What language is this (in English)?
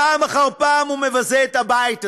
Hebrew